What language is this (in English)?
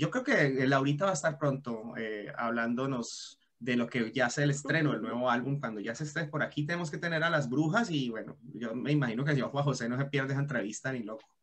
Spanish